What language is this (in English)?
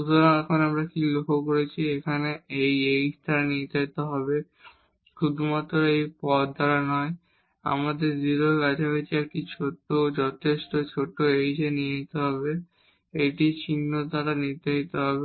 Bangla